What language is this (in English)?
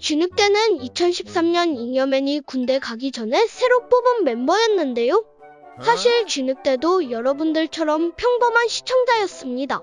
Korean